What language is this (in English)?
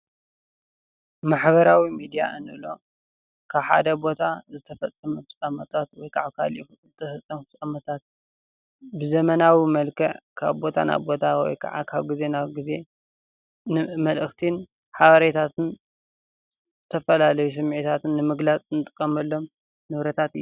Tigrinya